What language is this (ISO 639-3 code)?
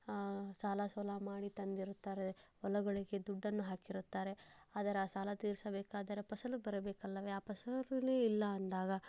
kan